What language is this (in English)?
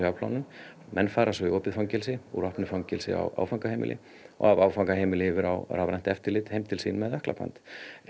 Icelandic